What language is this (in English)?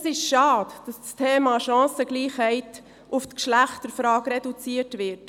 Swiss German